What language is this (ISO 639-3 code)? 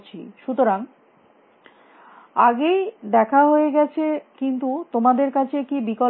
ben